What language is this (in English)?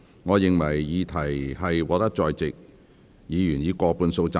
Cantonese